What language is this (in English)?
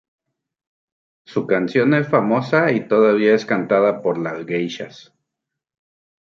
Spanish